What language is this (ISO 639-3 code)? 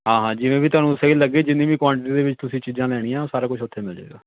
pan